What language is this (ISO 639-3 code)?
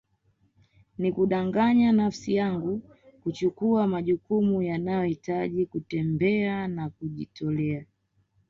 swa